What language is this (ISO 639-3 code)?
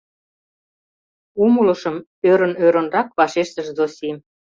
chm